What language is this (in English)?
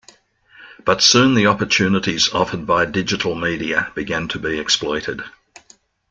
English